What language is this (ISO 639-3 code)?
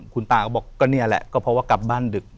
tha